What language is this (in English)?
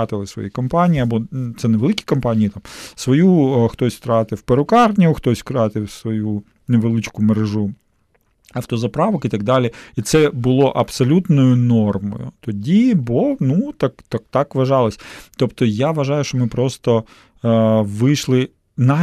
Ukrainian